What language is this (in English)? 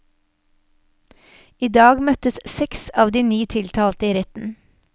Norwegian